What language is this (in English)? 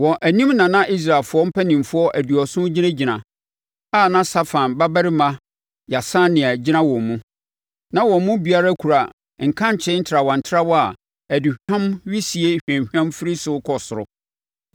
Akan